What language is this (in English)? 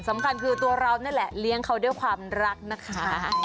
Thai